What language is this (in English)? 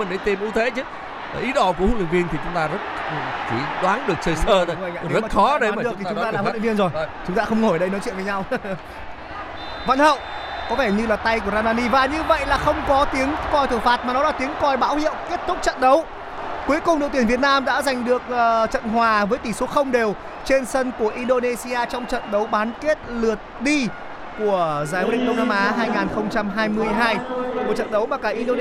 Vietnamese